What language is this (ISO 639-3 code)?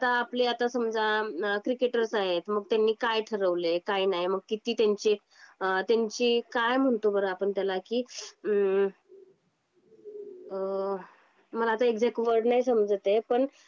mar